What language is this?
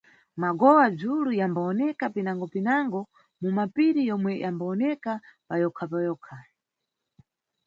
Nyungwe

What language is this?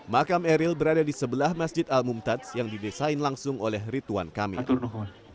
Indonesian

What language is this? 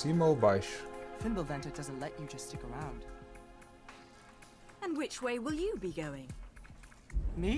Portuguese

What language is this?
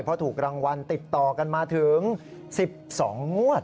Thai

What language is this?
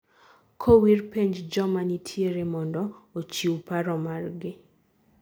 Luo (Kenya and Tanzania)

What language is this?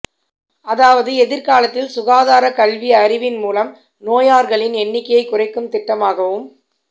Tamil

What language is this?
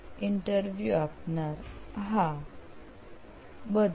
Gujarati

